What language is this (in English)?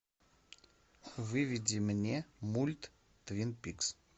Russian